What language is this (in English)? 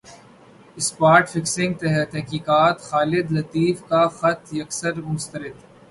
Urdu